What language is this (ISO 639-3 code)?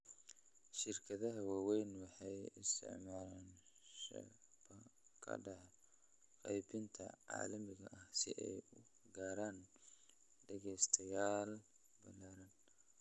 som